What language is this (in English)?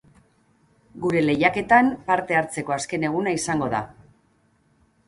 Basque